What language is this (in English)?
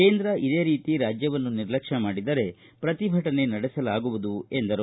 Kannada